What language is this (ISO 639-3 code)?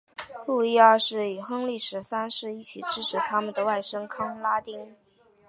zho